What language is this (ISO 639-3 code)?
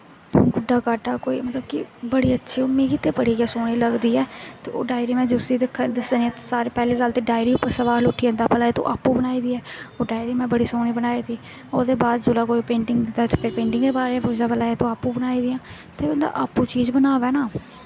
doi